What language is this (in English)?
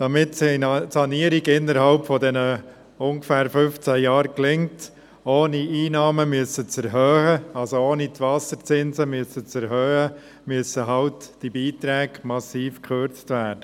Swiss German